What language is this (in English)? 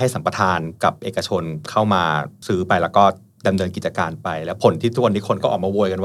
Thai